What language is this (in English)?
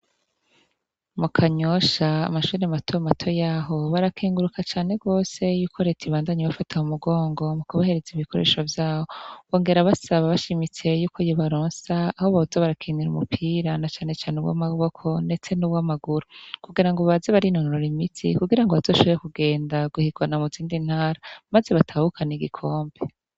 Rundi